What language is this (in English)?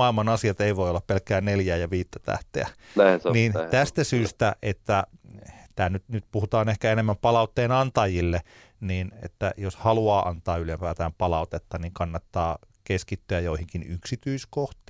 Finnish